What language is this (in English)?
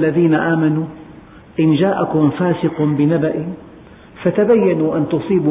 Arabic